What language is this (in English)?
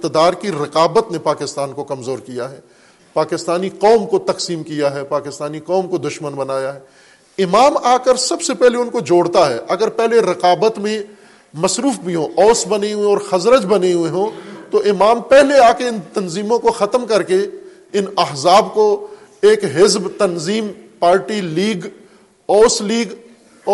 Urdu